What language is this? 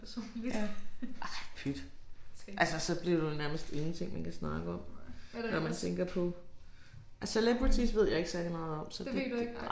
Danish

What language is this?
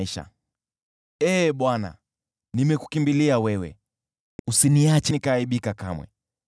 Swahili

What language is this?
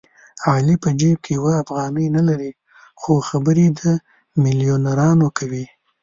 Pashto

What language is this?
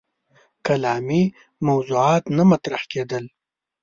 Pashto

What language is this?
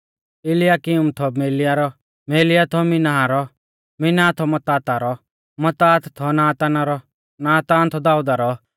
Mahasu Pahari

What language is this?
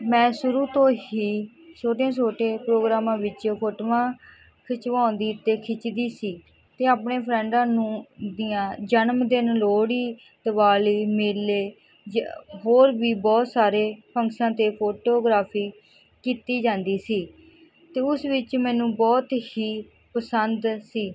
Punjabi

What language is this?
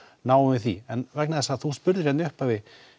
Icelandic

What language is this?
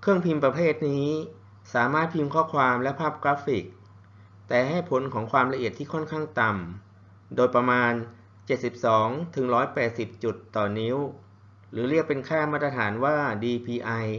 Thai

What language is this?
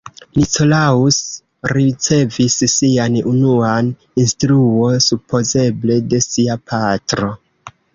Esperanto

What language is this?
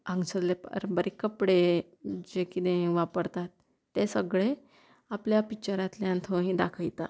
Konkani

